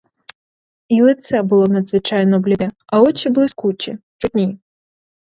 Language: Ukrainian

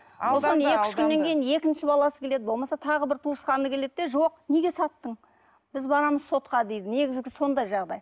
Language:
Kazakh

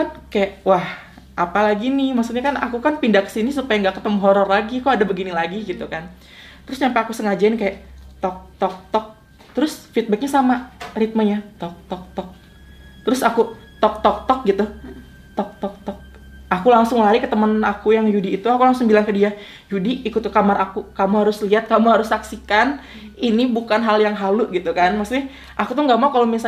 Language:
Indonesian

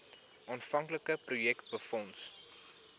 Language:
Afrikaans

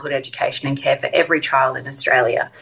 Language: Indonesian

